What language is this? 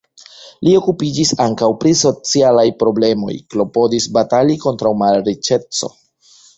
Esperanto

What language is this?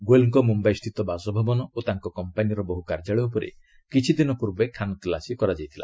Odia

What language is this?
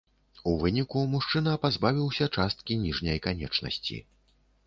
Belarusian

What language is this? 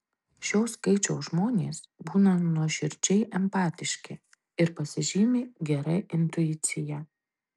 Lithuanian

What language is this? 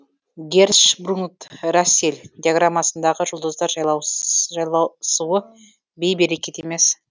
Kazakh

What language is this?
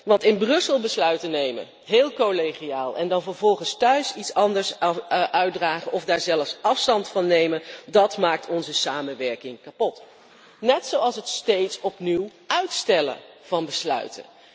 Dutch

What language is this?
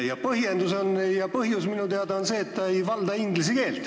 Estonian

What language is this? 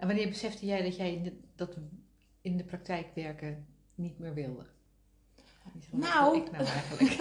Dutch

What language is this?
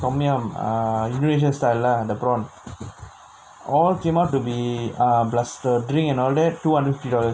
English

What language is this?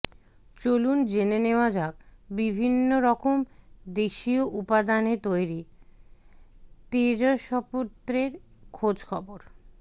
Bangla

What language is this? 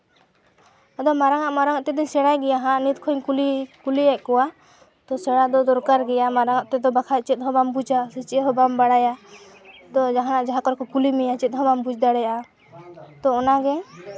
Santali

